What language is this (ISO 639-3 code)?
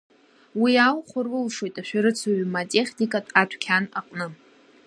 abk